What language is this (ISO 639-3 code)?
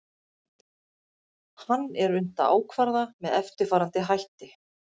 isl